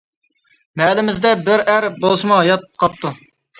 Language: Uyghur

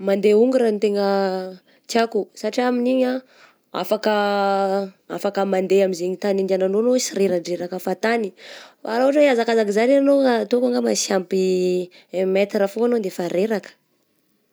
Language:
Southern Betsimisaraka Malagasy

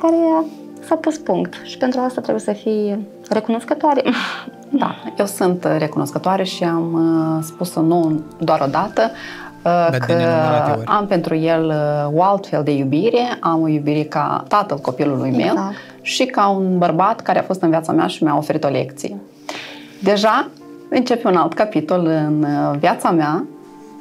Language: Romanian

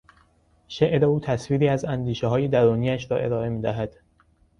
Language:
Persian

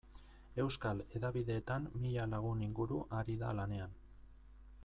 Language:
Basque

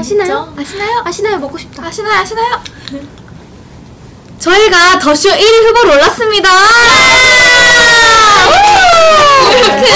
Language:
Korean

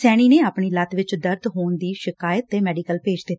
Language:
Punjabi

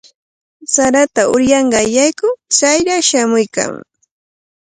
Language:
Cajatambo North Lima Quechua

